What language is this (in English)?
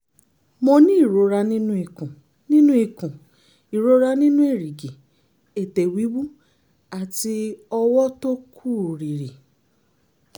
Yoruba